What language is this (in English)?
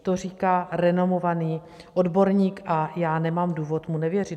Czech